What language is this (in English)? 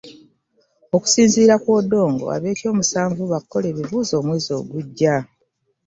Ganda